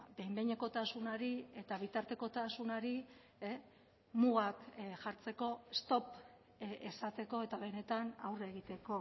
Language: Basque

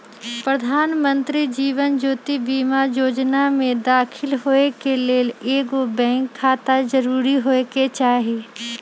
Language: Magahi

